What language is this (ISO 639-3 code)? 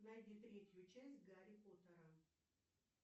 rus